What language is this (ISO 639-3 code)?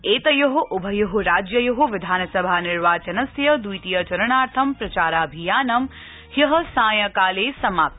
san